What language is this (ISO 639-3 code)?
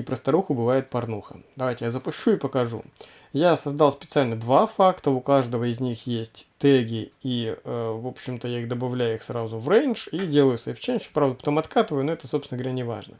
rus